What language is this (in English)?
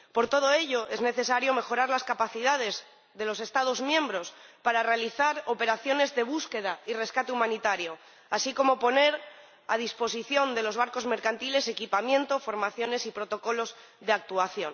Spanish